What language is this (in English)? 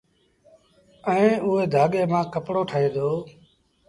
Sindhi Bhil